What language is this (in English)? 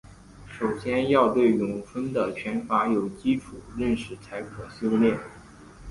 Chinese